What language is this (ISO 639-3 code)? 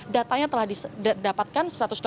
ind